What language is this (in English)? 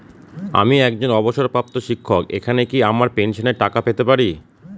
Bangla